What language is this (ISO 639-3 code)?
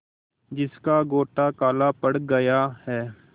hin